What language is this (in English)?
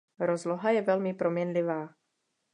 Czech